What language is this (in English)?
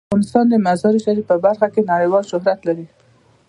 Pashto